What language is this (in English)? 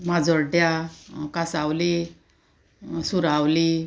Konkani